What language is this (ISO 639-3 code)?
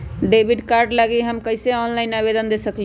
mag